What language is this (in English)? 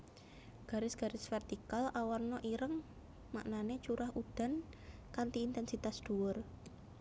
Javanese